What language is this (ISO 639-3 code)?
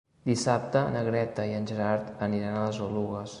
cat